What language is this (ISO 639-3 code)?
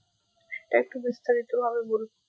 ben